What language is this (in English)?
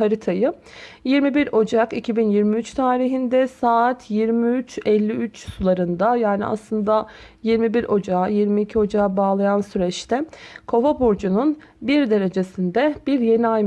Turkish